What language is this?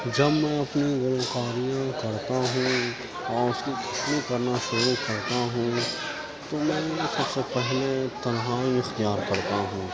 Urdu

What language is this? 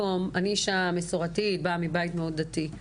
Hebrew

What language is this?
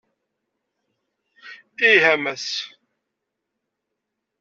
Kabyle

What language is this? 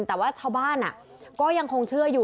Thai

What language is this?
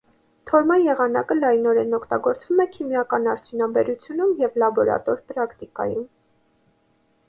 Armenian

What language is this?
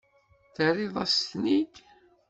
Kabyle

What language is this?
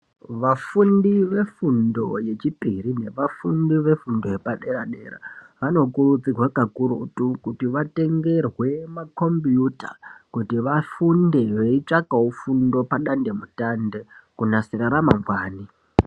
Ndau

